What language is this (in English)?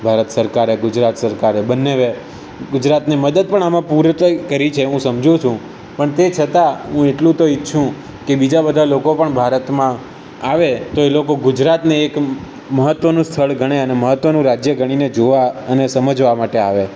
Gujarati